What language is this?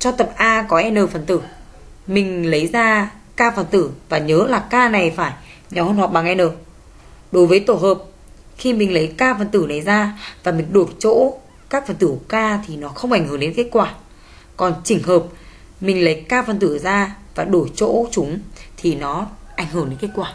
Vietnamese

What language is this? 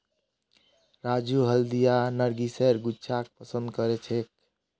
Magahi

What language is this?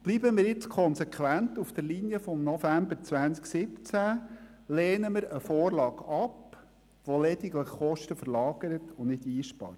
Swiss German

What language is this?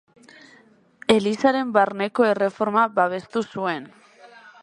Basque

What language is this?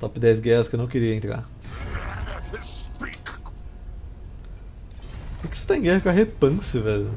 Portuguese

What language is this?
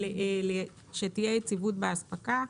Hebrew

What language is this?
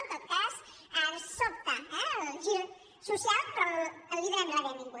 Catalan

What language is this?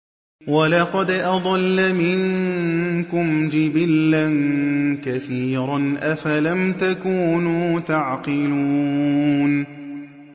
Arabic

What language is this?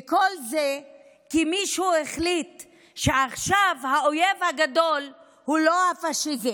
Hebrew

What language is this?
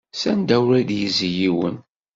Kabyle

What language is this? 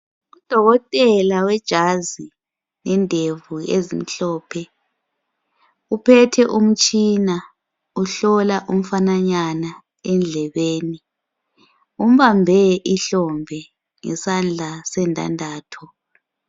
North Ndebele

